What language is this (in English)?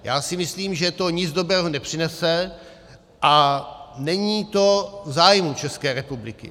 Czech